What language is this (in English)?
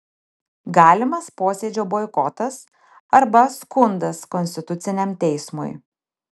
Lithuanian